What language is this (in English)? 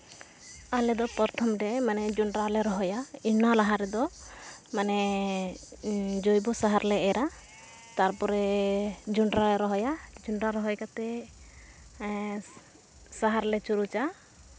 Santali